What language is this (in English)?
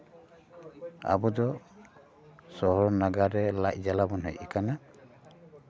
Santali